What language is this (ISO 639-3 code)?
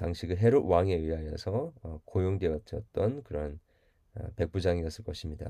kor